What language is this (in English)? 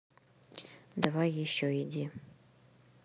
Russian